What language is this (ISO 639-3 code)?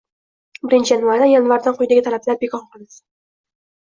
uzb